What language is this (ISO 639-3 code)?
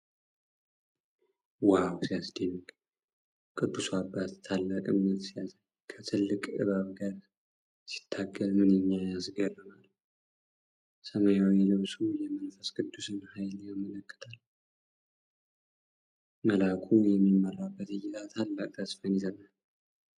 amh